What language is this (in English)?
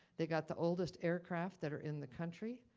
English